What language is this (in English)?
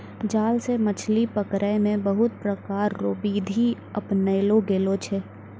Maithili